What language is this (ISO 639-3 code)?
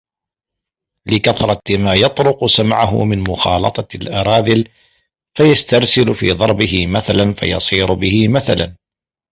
ara